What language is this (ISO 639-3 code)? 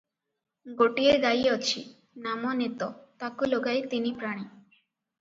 ori